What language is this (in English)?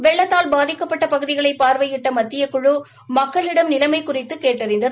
Tamil